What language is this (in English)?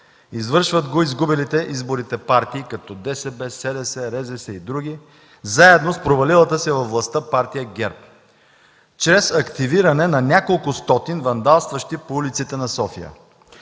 Bulgarian